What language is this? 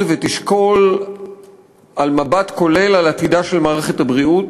Hebrew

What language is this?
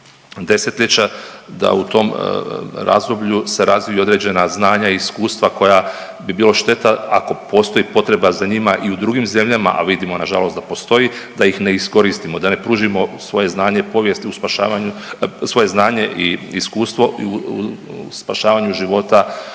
Croatian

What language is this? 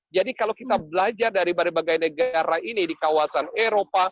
Indonesian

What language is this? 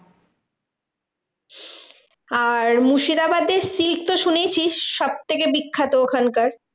Bangla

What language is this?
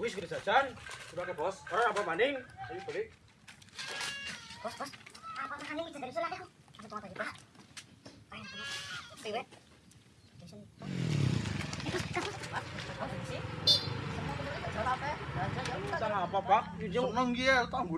Indonesian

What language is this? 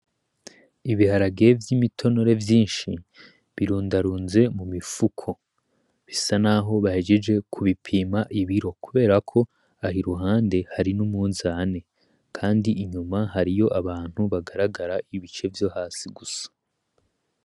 Rundi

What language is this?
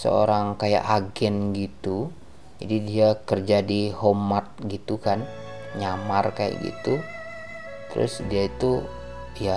Indonesian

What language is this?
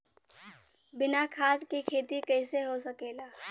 Bhojpuri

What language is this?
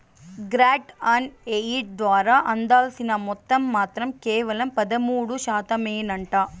Telugu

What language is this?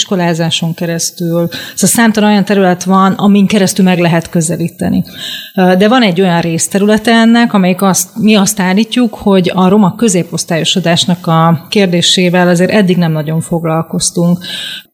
Hungarian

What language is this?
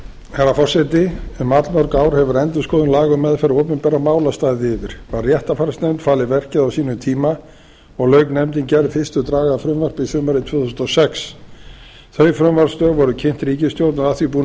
Icelandic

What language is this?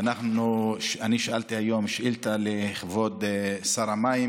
Hebrew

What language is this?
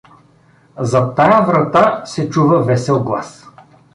Bulgarian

